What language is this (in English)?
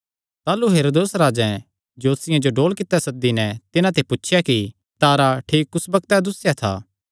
Kangri